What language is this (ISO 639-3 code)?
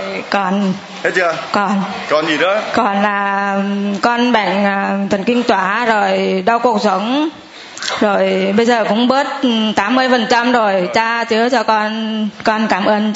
vie